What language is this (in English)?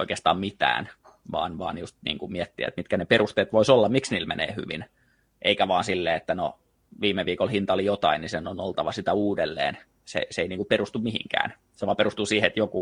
Finnish